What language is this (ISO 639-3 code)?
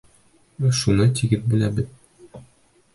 bak